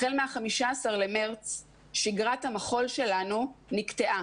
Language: Hebrew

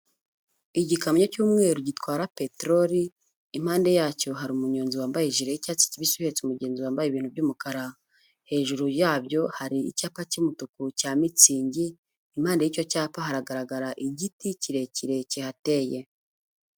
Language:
Kinyarwanda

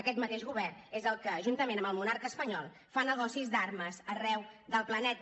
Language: Catalan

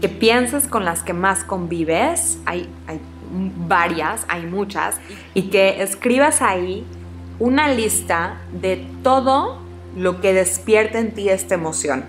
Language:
Spanish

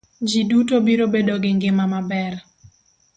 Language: Luo (Kenya and Tanzania)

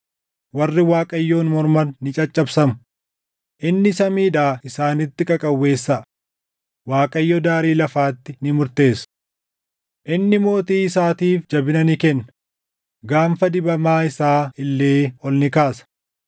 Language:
Oromo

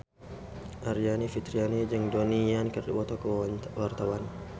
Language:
Sundanese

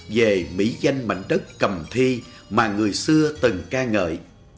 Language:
Vietnamese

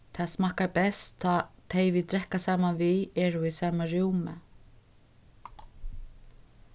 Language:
Faroese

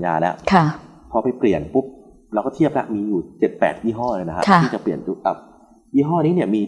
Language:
Thai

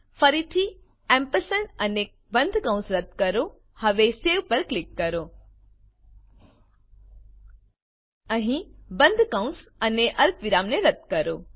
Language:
Gujarati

